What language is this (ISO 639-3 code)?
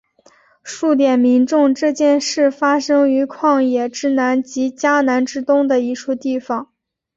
zho